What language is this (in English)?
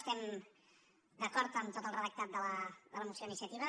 Catalan